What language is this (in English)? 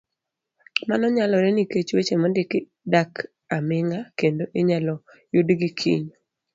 Luo (Kenya and Tanzania)